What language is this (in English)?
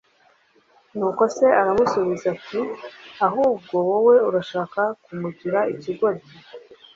Kinyarwanda